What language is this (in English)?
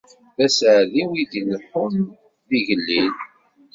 Kabyle